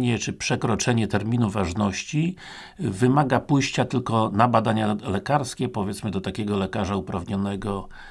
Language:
Polish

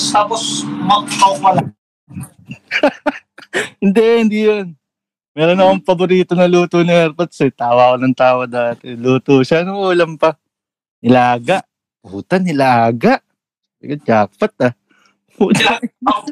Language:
Filipino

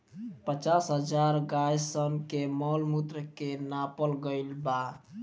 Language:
Bhojpuri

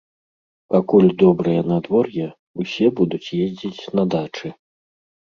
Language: Belarusian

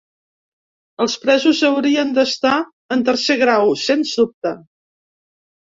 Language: Catalan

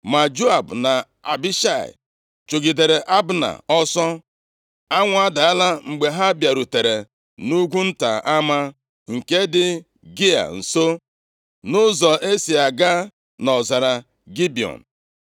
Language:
Igbo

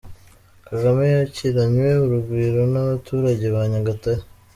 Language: Kinyarwanda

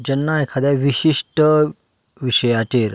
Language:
Konkani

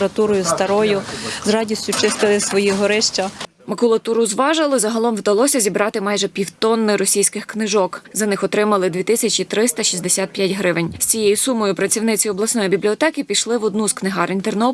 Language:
Ukrainian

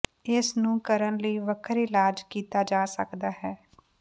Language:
Punjabi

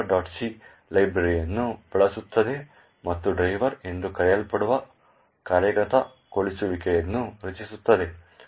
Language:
Kannada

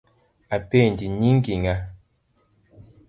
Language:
Luo (Kenya and Tanzania)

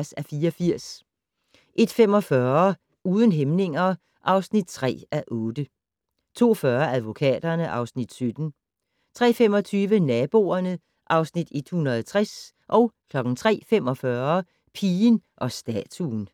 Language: Danish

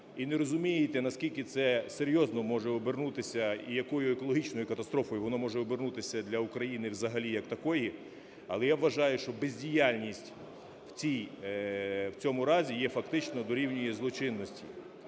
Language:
Ukrainian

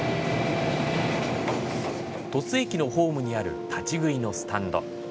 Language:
Japanese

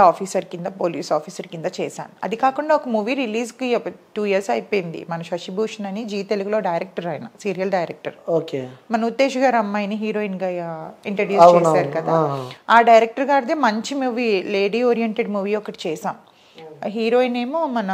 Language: Telugu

